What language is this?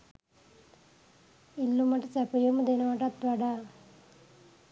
Sinhala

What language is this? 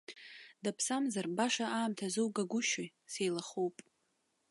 Abkhazian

